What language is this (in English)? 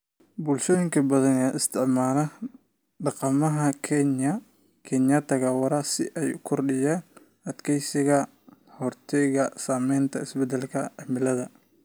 Somali